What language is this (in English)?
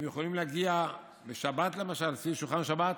Hebrew